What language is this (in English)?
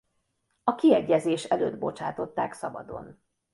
Hungarian